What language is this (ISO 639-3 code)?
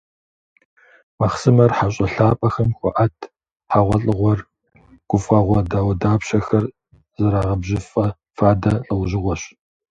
kbd